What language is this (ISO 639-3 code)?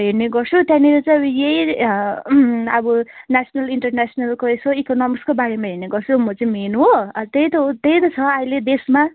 nep